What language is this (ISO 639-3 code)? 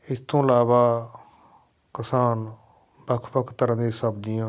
pan